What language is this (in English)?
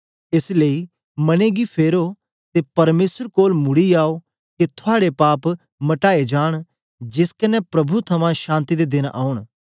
Dogri